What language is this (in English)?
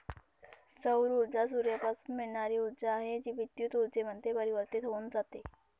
Marathi